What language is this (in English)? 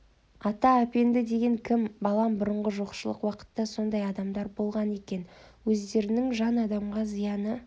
Kazakh